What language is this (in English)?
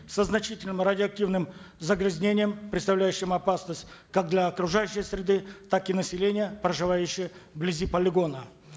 Kazakh